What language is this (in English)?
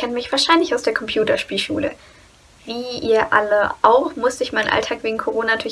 German